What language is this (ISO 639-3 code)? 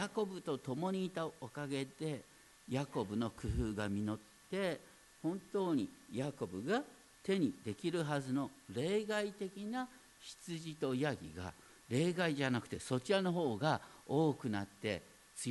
jpn